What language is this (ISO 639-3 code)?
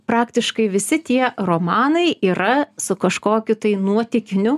lit